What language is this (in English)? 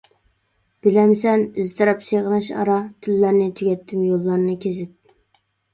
Uyghur